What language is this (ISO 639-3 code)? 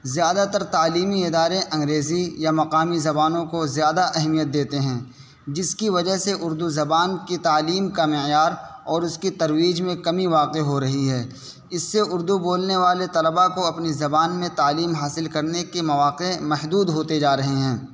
urd